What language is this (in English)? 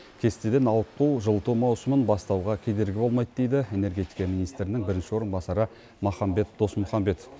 Kazakh